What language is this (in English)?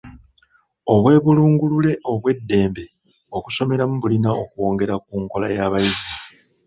Ganda